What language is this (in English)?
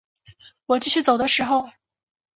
Chinese